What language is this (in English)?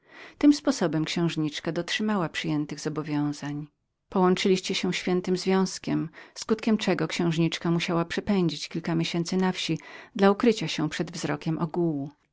Polish